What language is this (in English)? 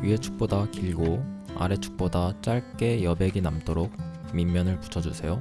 Korean